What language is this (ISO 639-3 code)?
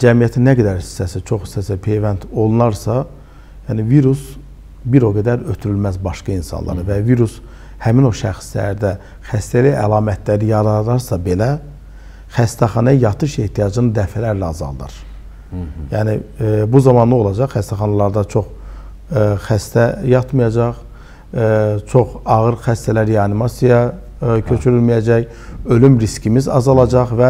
tur